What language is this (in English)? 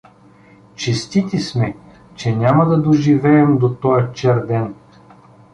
Bulgarian